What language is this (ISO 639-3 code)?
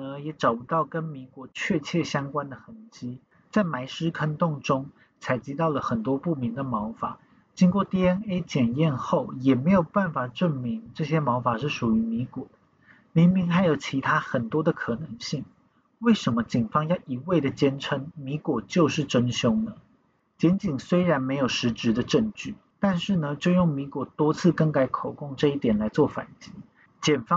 zho